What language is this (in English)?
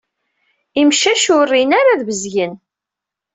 Kabyle